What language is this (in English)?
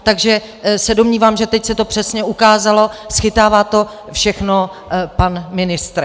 Czech